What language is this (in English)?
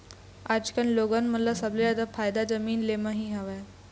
Chhattisgarhi